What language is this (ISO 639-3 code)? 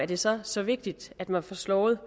dan